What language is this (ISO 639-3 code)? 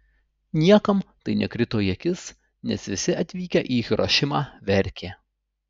lit